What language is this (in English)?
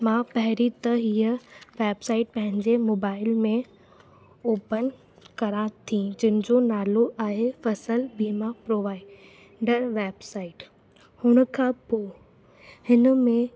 Sindhi